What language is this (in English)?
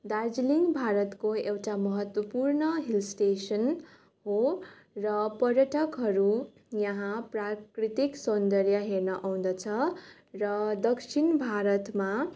Nepali